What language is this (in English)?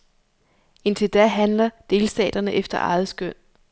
Danish